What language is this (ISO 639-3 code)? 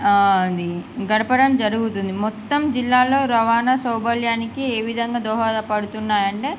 tel